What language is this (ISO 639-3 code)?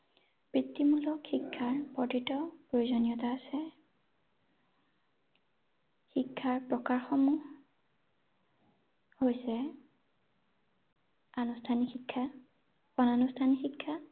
asm